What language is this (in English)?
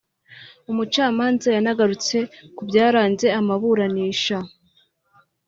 Kinyarwanda